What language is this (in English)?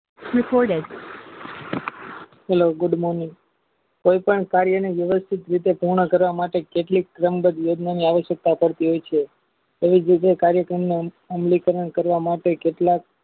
Gujarati